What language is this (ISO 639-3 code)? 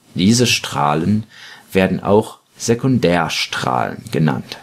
deu